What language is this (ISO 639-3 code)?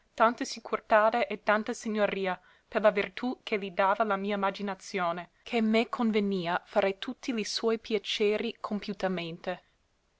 ita